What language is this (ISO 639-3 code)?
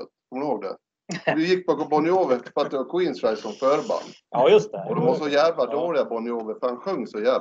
swe